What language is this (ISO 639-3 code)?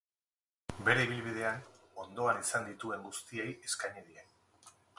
eus